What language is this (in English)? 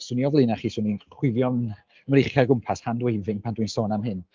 Welsh